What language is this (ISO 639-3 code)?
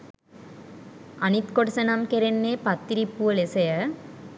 sin